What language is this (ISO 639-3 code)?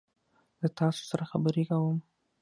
pus